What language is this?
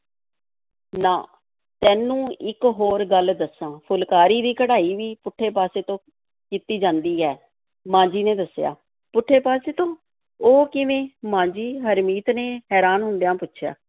Punjabi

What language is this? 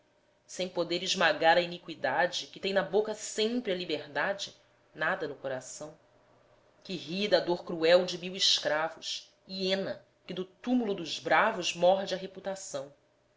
Portuguese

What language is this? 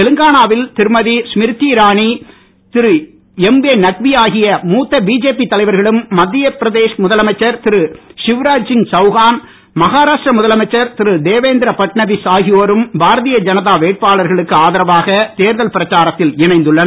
Tamil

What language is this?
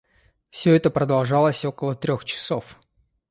Russian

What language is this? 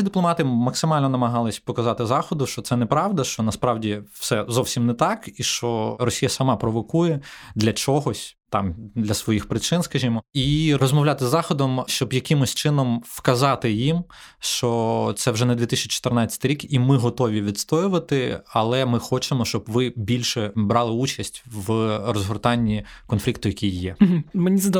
Ukrainian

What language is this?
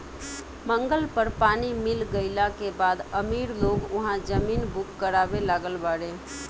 Bhojpuri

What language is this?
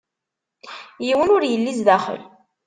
Kabyle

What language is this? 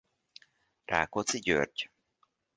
Hungarian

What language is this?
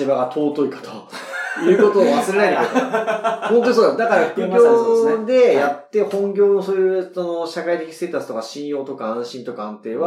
Japanese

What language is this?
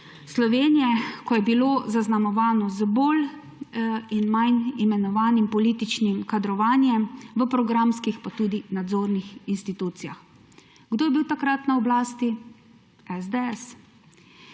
Slovenian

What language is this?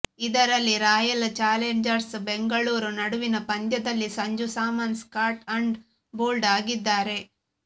Kannada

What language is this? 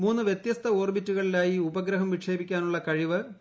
Malayalam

